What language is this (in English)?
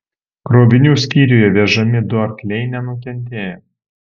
Lithuanian